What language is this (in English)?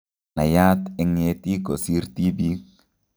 Kalenjin